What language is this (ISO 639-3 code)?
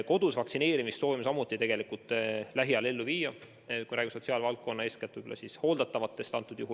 est